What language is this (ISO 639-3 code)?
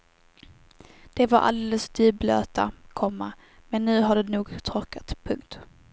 swe